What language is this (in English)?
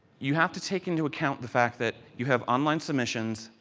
English